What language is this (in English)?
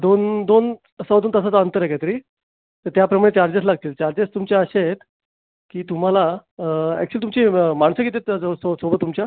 Marathi